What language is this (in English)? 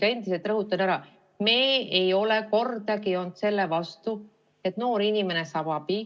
Estonian